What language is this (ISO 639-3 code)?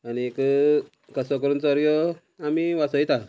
kok